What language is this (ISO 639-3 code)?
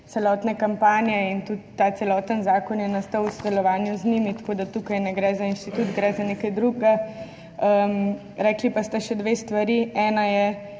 slv